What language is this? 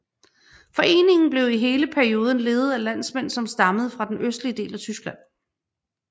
Danish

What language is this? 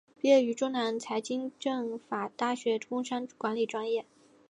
Chinese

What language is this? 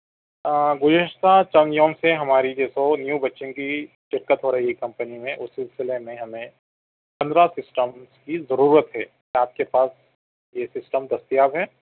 Urdu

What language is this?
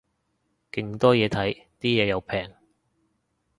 Cantonese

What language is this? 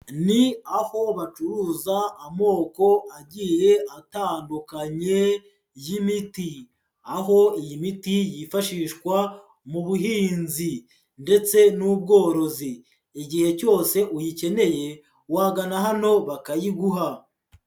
Kinyarwanda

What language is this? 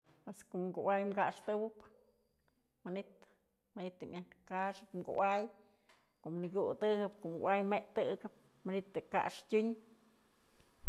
Mazatlán Mixe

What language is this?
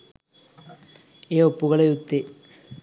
Sinhala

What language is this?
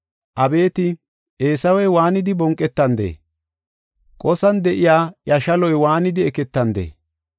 Gofa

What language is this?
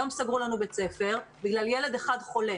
Hebrew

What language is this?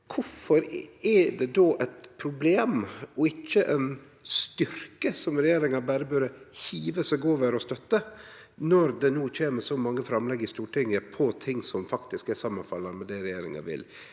Norwegian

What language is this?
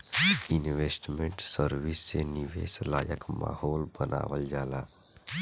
Bhojpuri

